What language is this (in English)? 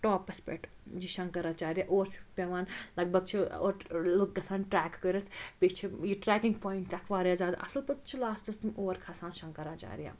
Kashmiri